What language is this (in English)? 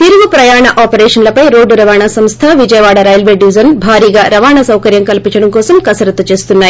Telugu